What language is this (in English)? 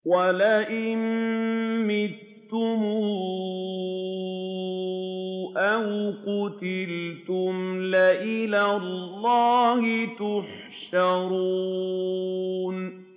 Arabic